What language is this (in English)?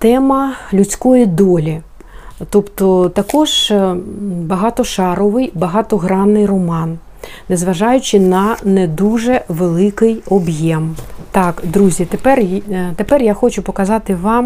Ukrainian